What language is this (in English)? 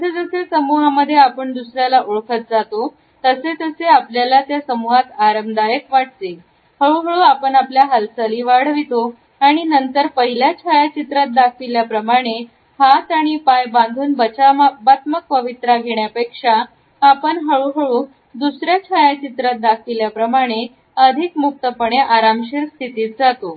Marathi